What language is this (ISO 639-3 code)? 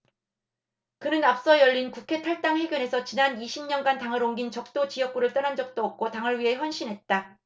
kor